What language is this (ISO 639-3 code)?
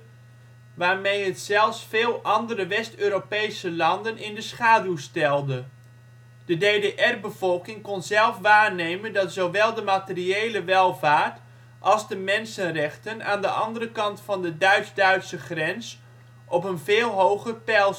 nld